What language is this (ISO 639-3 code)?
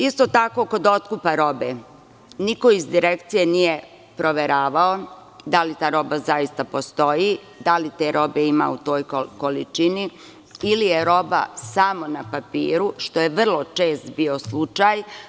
srp